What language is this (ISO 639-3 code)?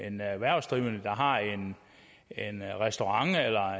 dan